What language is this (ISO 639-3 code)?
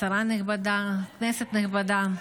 heb